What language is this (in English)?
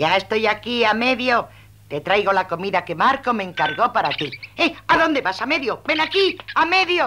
Spanish